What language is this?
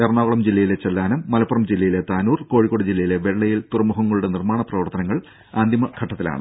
Malayalam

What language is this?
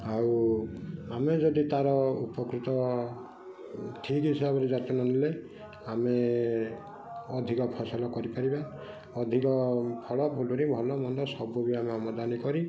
Odia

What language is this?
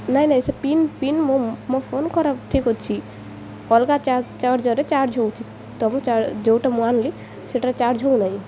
Odia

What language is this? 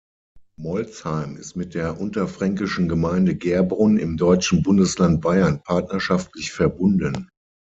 German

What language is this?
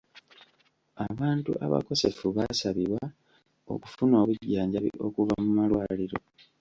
Ganda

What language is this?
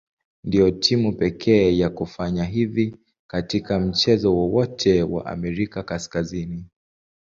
Swahili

